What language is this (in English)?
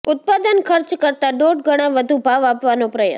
Gujarati